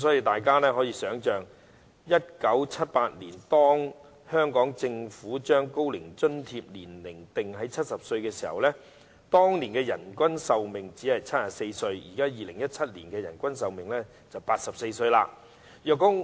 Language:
Cantonese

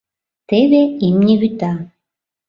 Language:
Mari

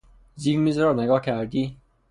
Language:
Persian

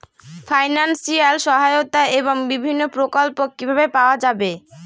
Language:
Bangla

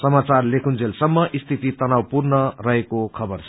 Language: Nepali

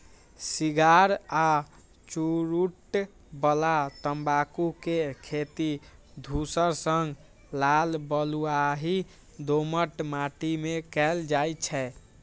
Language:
Maithili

